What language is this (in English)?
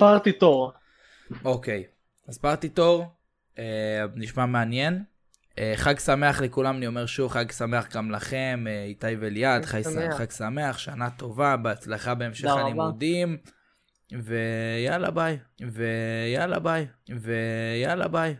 Hebrew